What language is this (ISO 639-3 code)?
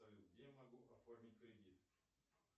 rus